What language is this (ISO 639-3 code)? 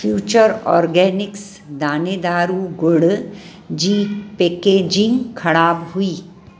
snd